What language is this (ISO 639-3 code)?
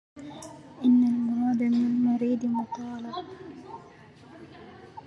ara